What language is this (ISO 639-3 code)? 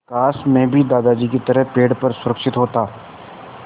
hin